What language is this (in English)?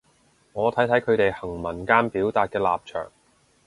Cantonese